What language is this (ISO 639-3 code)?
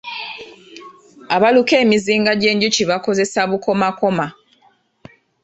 lug